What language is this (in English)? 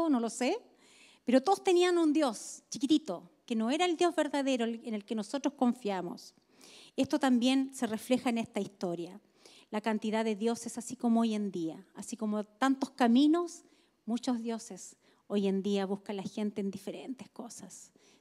Spanish